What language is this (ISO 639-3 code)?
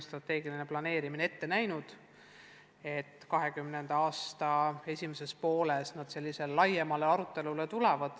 est